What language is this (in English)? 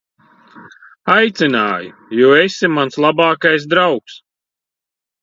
Latvian